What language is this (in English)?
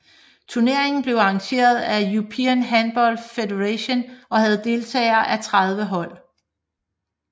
Danish